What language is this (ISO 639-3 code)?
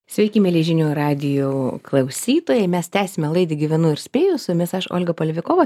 lit